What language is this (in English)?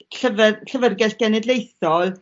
Welsh